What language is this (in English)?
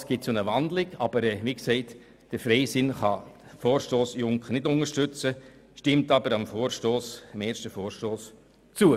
Swiss German